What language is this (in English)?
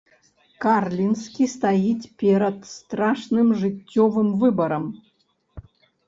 Belarusian